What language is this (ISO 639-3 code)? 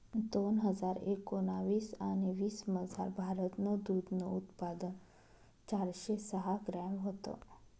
mar